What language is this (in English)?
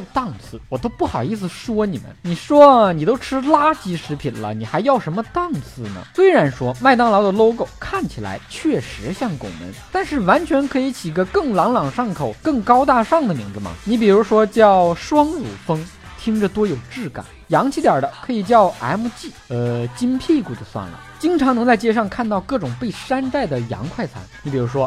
Chinese